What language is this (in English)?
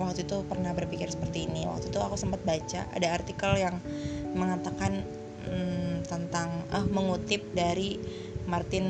Indonesian